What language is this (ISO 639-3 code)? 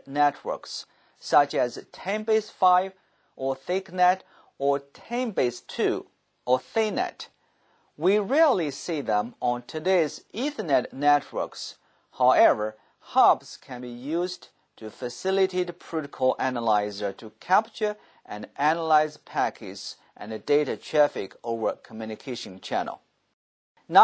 eng